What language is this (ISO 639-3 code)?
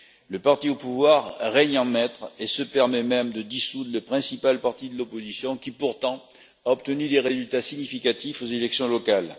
fra